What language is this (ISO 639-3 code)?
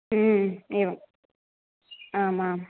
san